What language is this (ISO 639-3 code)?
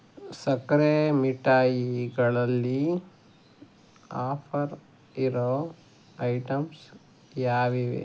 kan